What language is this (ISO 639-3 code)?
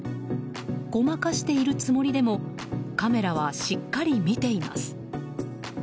jpn